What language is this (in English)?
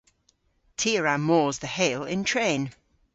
Cornish